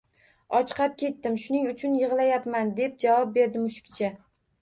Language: Uzbek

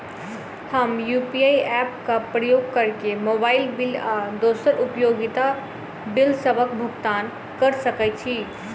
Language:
Maithili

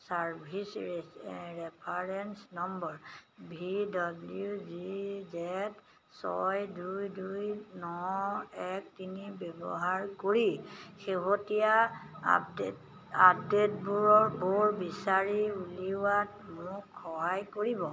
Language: Assamese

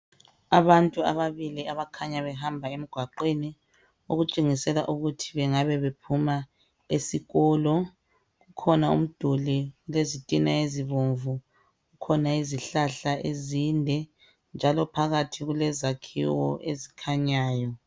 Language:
North Ndebele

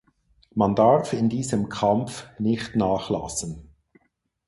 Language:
German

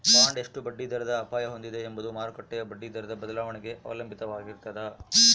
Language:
Kannada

